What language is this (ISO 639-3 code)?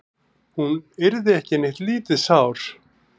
isl